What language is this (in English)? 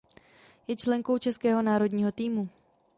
Czech